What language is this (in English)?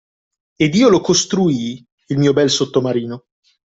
Italian